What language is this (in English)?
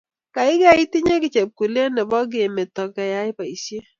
Kalenjin